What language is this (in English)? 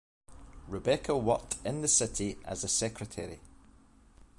English